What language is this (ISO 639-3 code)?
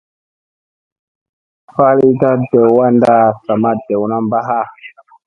mse